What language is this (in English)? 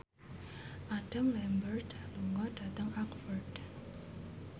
Javanese